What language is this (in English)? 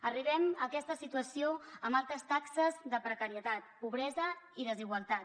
Catalan